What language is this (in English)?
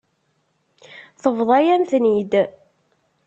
Kabyle